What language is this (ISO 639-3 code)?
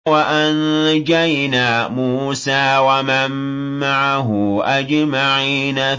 ara